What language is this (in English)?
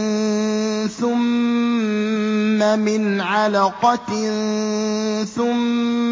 Arabic